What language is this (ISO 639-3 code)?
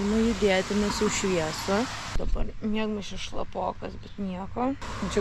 lit